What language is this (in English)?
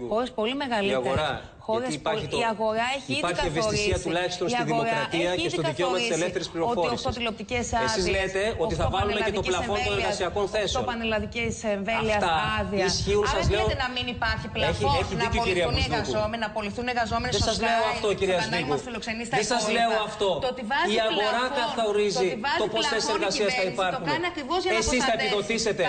Greek